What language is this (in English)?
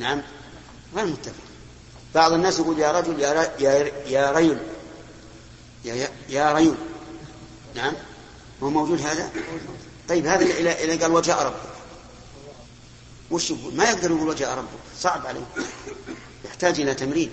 Arabic